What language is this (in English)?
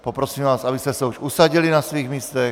Czech